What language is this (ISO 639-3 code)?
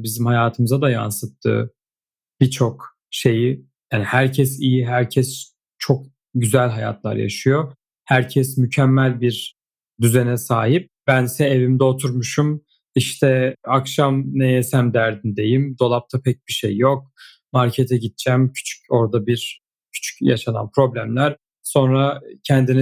tur